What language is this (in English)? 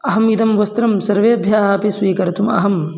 Sanskrit